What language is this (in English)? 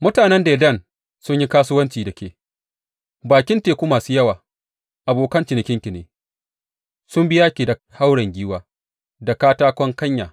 Hausa